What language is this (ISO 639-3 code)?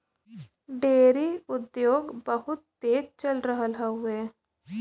bho